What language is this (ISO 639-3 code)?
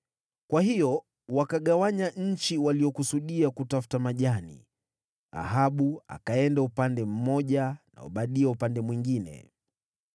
swa